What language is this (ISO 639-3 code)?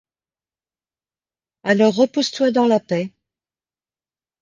fra